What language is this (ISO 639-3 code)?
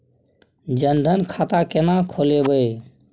mai